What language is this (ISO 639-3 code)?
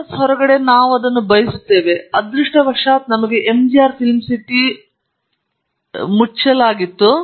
kan